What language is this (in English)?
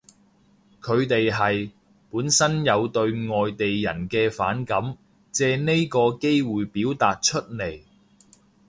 Cantonese